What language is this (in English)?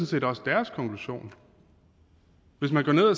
Danish